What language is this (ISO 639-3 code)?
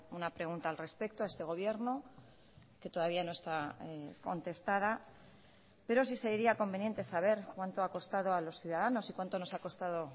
spa